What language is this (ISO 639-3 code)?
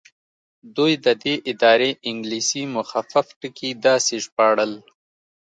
pus